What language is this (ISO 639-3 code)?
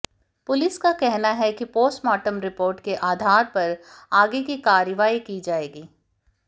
hin